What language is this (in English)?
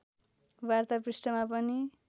Nepali